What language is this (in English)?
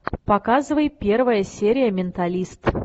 Russian